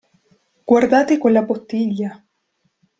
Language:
Italian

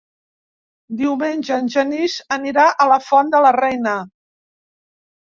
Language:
Catalan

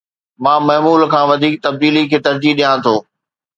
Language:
Sindhi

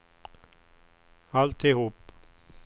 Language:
Swedish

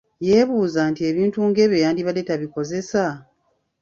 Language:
Ganda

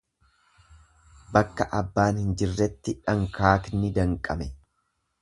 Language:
Oromo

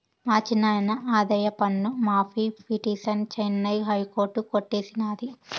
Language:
Telugu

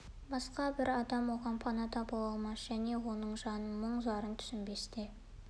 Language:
Kazakh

